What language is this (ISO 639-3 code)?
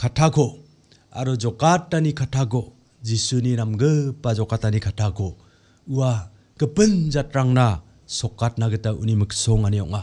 kor